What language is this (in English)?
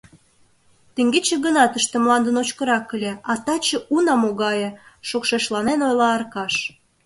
Mari